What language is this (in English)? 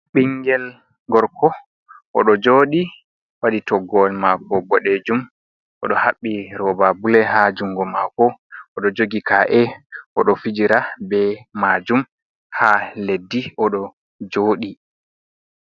Fula